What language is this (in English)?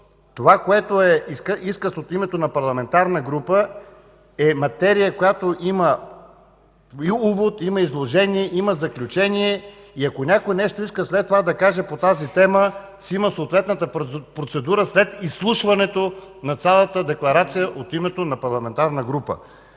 Bulgarian